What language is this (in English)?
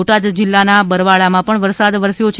Gujarati